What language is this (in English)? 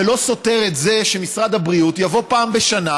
Hebrew